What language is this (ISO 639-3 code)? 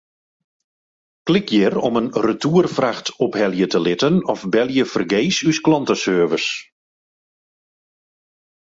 fry